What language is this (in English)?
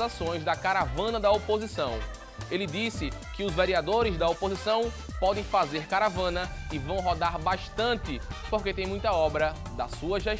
Portuguese